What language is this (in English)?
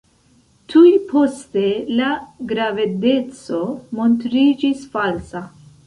Esperanto